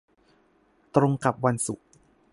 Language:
Thai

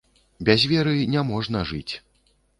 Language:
Belarusian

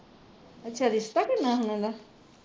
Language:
Punjabi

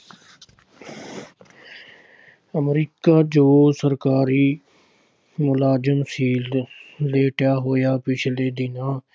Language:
Punjabi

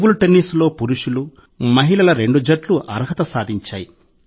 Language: Telugu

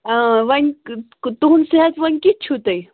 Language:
Kashmiri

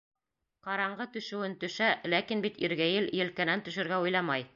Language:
Bashkir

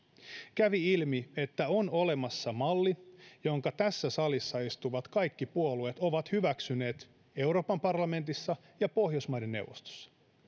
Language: Finnish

